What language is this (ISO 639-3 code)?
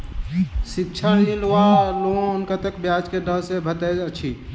mai